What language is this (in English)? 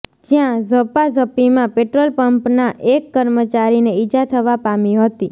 Gujarati